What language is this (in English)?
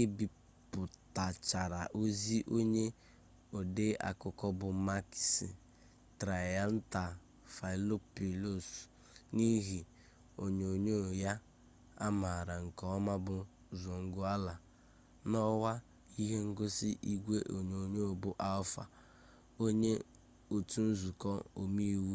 Igbo